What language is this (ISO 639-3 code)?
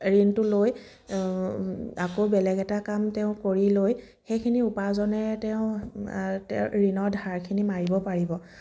asm